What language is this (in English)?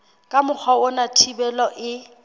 Southern Sotho